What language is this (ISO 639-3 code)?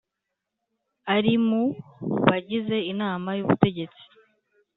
kin